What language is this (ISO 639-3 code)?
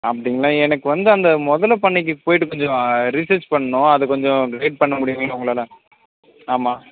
tam